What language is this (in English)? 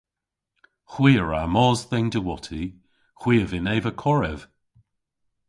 Cornish